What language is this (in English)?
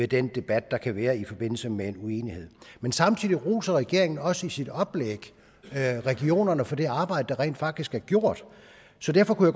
Danish